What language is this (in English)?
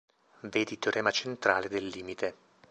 Italian